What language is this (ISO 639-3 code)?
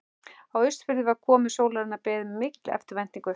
isl